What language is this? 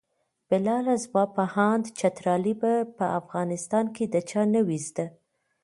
Pashto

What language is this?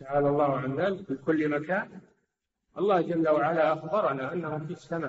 Arabic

